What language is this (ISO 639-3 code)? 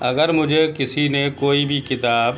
urd